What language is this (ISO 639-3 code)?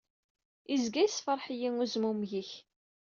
kab